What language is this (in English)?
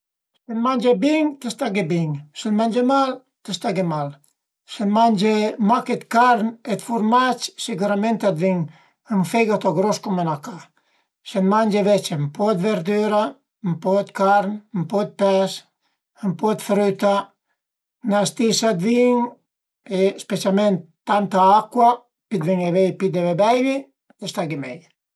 Piedmontese